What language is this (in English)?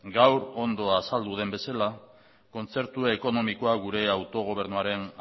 Basque